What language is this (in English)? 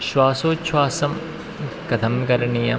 Sanskrit